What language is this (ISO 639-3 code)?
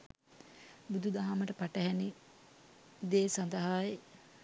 sin